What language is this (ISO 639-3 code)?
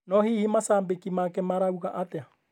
kik